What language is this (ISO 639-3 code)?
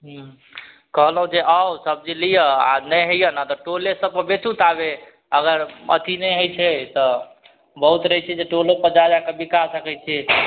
mai